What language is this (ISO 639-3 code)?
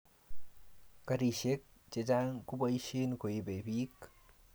kln